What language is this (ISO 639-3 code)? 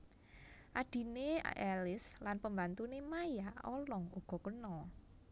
jav